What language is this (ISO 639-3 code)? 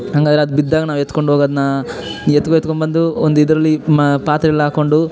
kan